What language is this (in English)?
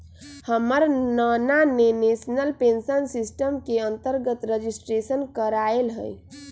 Magahi